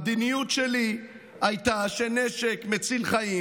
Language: Hebrew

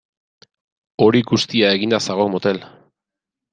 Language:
Basque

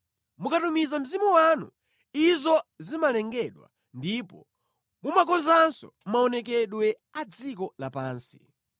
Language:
Nyanja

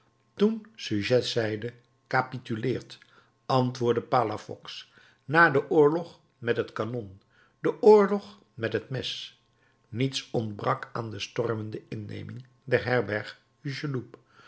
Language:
Dutch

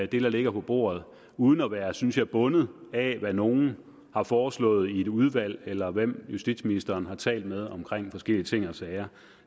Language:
Danish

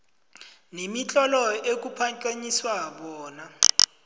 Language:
South Ndebele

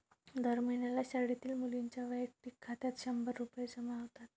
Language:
Marathi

